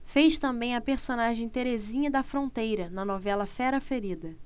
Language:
Portuguese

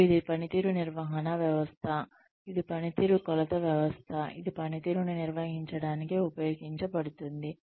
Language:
Telugu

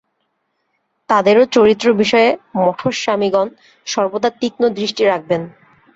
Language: Bangla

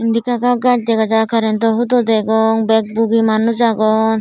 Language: Chakma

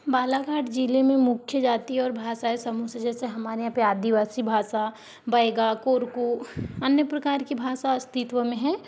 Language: Hindi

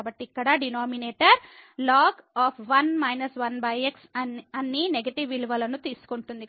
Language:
Telugu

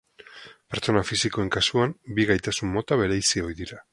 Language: Basque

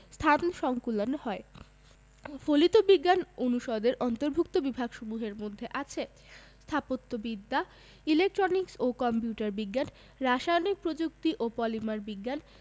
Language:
Bangla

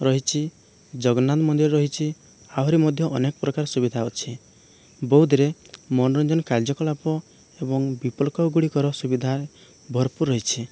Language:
Odia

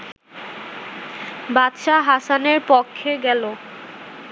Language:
Bangla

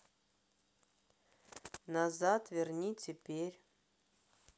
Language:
Russian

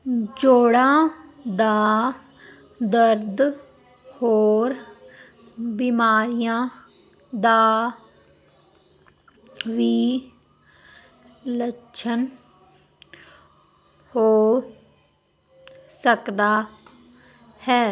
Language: Punjabi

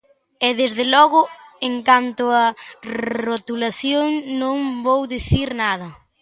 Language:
Galician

